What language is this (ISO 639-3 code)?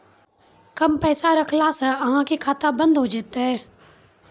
mai